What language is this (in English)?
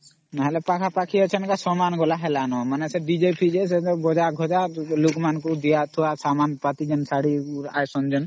Odia